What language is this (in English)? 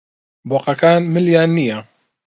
Central Kurdish